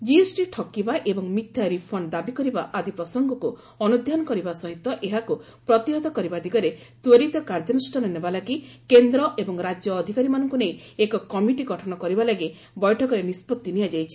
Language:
Odia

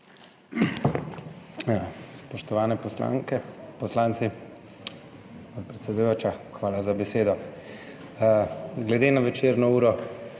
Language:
Slovenian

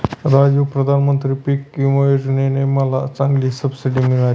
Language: Marathi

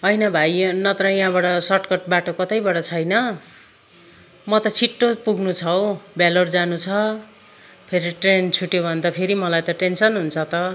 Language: Nepali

